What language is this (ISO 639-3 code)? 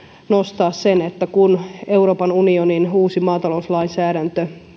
fin